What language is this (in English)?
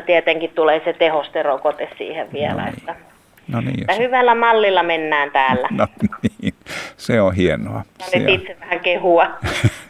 Finnish